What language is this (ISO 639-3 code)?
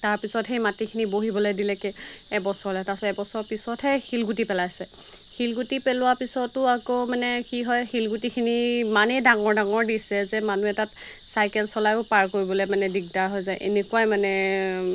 asm